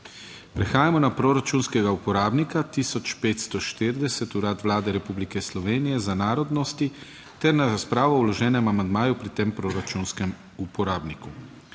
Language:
Slovenian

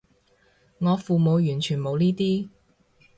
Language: Cantonese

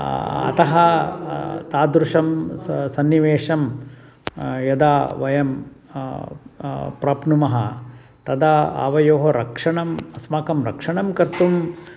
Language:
Sanskrit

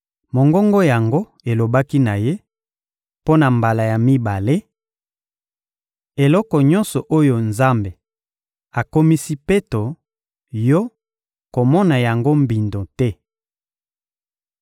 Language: Lingala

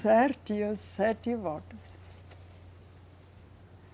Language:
Portuguese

